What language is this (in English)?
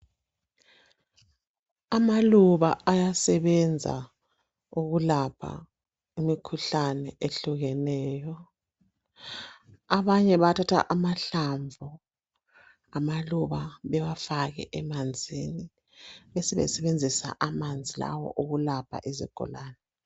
North Ndebele